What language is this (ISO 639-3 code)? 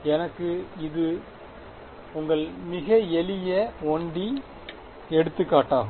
tam